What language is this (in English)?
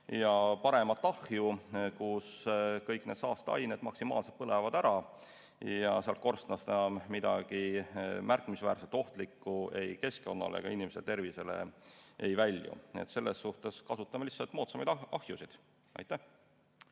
Estonian